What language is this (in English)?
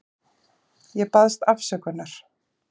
Icelandic